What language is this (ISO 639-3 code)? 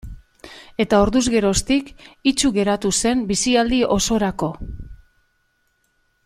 eus